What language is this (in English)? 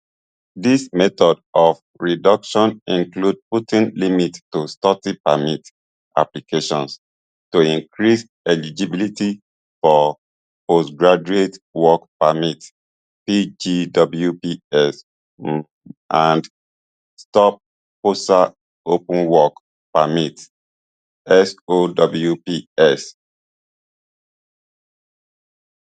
Nigerian Pidgin